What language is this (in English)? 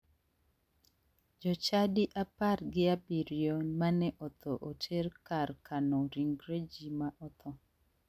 Luo (Kenya and Tanzania)